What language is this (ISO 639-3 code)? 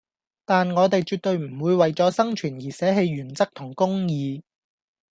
yue